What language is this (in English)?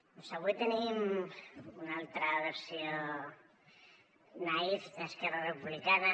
Catalan